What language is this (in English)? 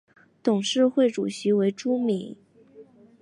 Chinese